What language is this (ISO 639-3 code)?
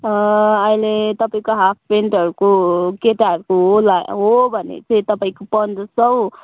nep